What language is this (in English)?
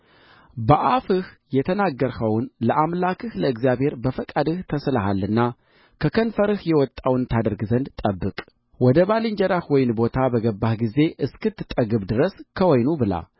Amharic